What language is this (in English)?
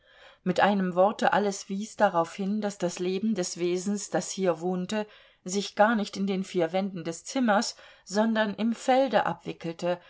German